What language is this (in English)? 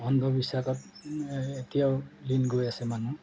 Assamese